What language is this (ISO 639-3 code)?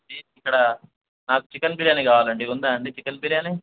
tel